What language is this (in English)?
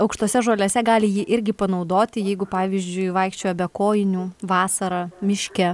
Lithuanian